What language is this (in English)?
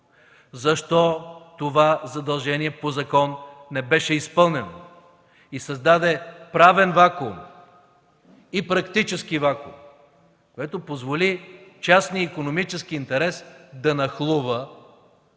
Bulgarian